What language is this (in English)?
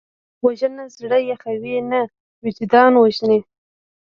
Pashto